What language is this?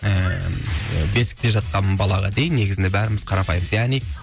Kazakh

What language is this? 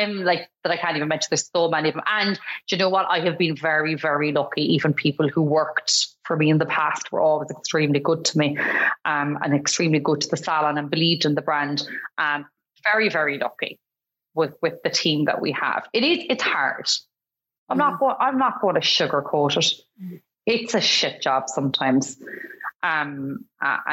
English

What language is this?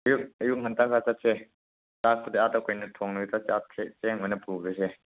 Manipuri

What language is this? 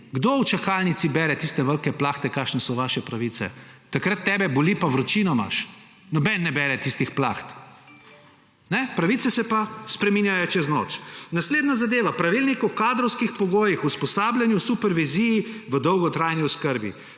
Slovenian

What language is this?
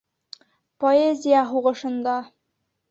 Bashkir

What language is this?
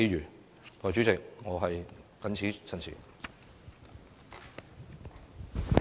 Cantonese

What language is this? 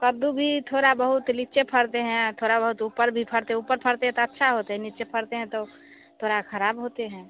Hindi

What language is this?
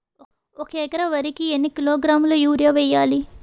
Telugu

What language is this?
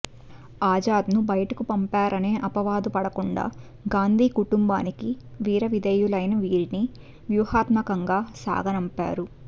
Telugu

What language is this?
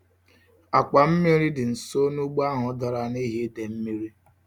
Igbo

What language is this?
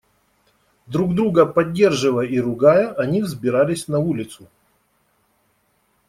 Russian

